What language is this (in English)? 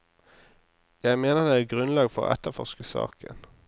Norwegian